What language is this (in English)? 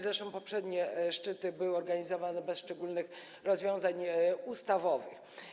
Polish